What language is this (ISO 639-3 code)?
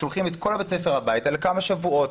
heb